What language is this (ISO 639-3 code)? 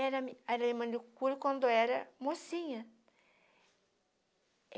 por